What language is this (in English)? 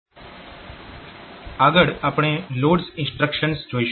Gujarati